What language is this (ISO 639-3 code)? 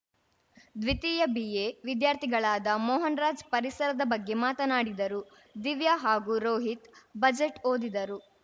kan